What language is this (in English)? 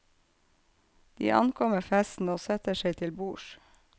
Norwegian